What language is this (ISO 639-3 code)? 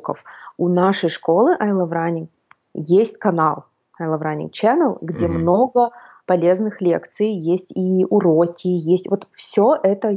rus